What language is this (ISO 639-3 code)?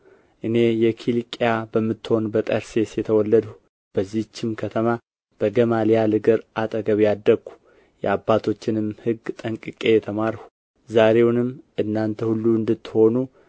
amh